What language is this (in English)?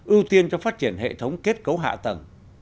Vietnamese